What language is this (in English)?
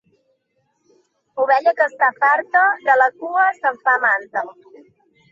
Catalan